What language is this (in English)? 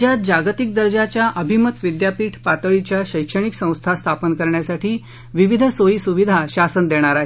Marathi